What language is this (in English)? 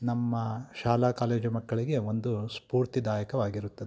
Kannada